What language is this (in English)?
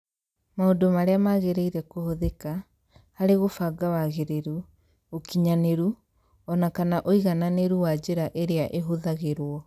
Kikuyu